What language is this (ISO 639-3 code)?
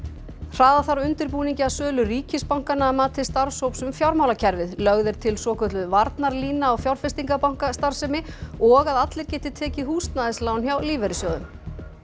isl